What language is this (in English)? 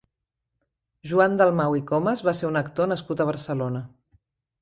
Catalan